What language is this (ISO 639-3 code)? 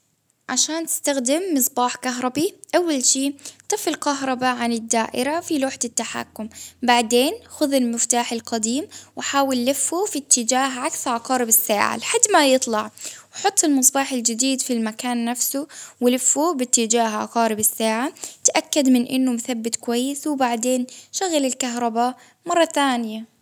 abv